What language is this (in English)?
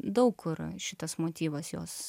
Lithuanian